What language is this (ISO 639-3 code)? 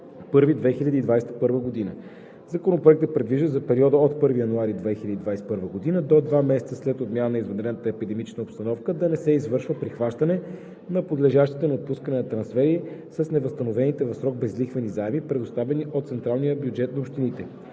bul